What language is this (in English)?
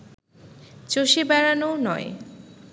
Bangla